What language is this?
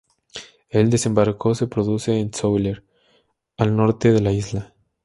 Spanish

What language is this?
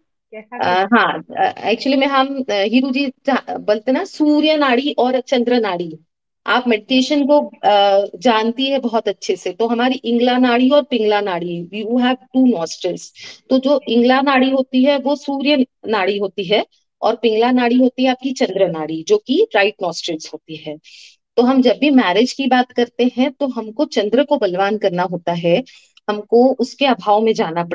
Hindi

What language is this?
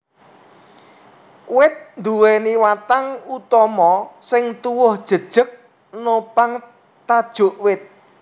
Javanese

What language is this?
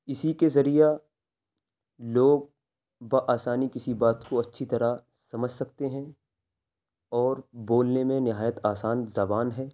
Urdu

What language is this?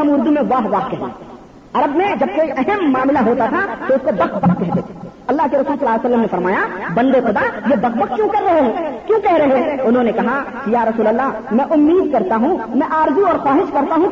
Urdu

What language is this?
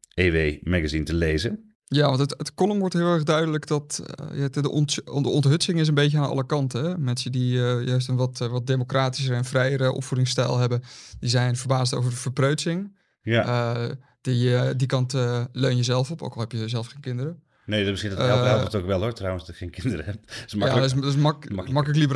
Dutch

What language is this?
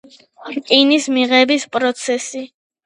Georgian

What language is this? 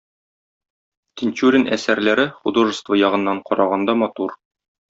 Tatar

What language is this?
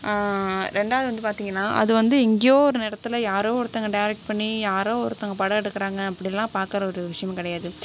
Tamil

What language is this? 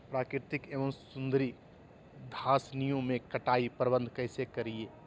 Magahi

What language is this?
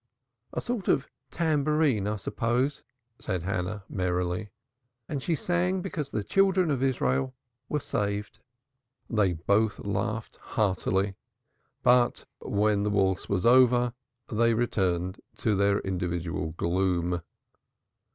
English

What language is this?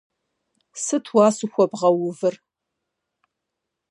Kabardian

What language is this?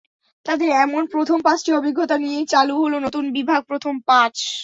Bangla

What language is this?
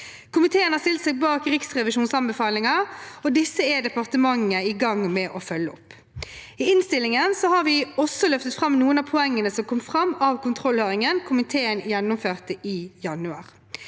Norwegian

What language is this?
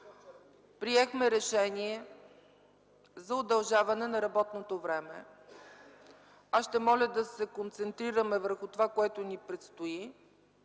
Bulgarian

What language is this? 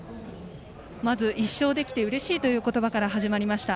Japanese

